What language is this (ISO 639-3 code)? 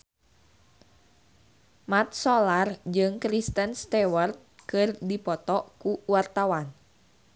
sun